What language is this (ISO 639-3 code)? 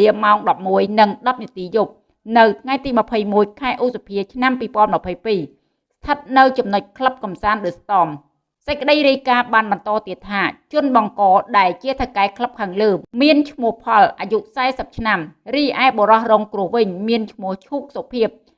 vie